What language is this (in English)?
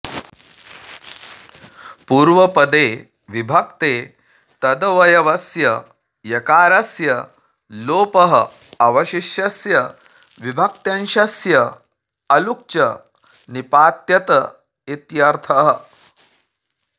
Sanskrit